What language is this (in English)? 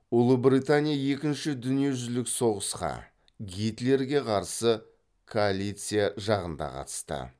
Kazakh